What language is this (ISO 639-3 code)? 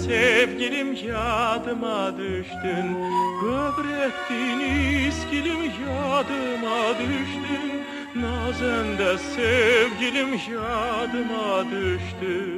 fas